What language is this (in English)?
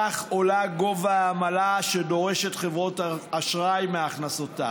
Hebrew